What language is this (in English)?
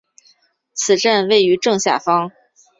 Chinese